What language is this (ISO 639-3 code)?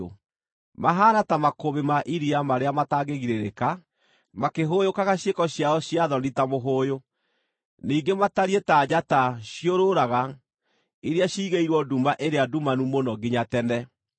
kik